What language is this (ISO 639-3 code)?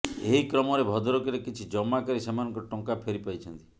ori